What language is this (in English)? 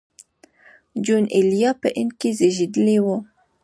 Pashto